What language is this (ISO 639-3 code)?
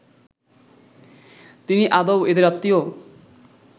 ben